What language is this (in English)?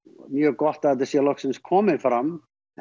Icelandic